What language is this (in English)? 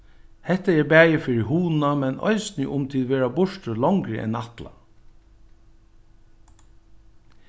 Faroese